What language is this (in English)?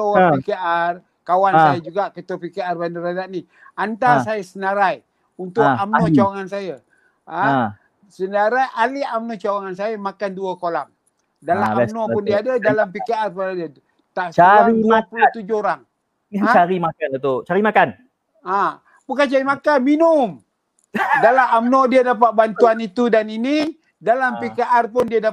Malay